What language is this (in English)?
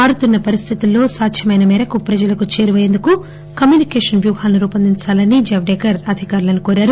Telugu